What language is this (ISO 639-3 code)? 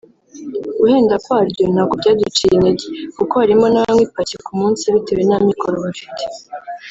kin